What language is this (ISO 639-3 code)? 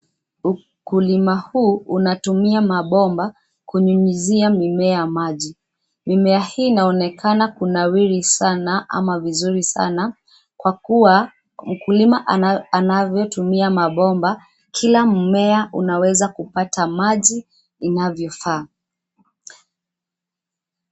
swa